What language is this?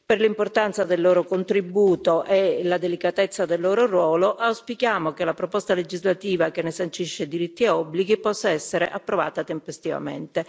Italian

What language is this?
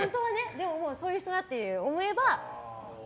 Japanese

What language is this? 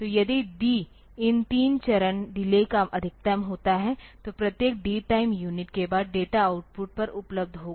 Hindi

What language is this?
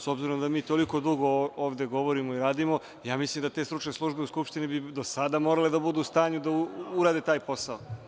Serbian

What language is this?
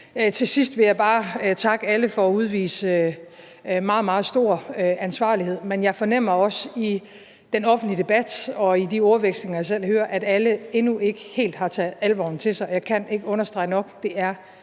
Danish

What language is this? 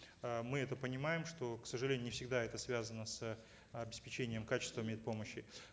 Kazakh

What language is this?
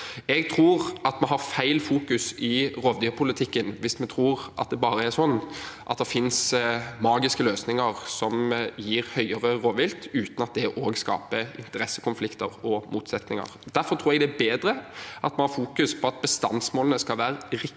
Norwegian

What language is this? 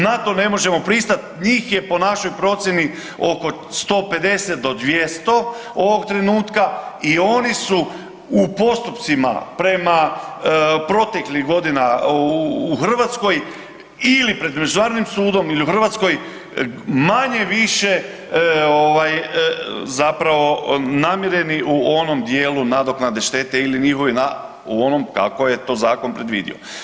Croatian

